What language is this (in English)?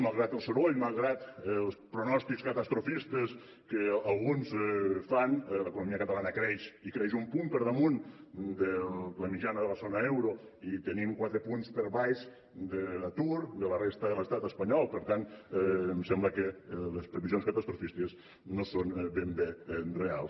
Catalan